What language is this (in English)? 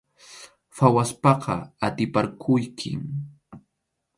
Arequipa-La Unión Quechua